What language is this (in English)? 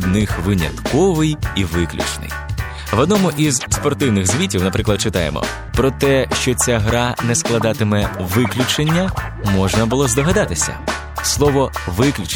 Ukrainian